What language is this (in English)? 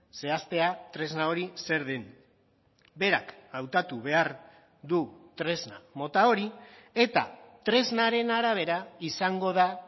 Basque